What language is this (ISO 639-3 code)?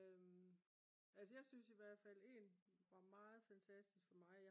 dan